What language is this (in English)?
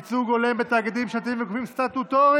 Hebrew